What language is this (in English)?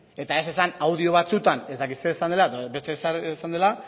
Basque